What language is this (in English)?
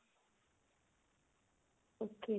Punjabi